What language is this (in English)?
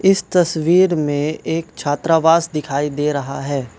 Hindi